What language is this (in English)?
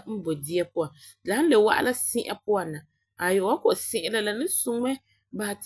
Frafra